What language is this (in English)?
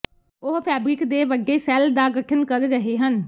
Punjabi